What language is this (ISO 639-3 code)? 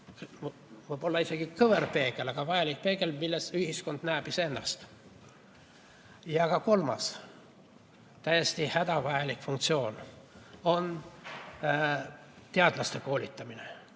est